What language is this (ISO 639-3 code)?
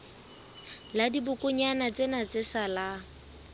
sot